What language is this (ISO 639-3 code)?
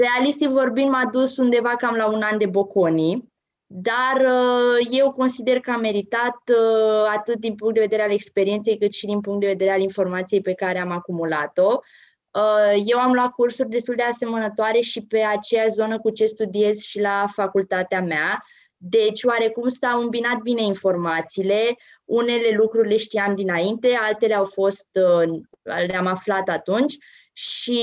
ron